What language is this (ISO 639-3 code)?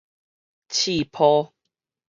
nan